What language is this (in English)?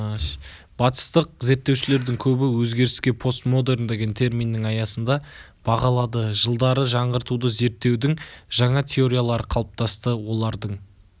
Kazakh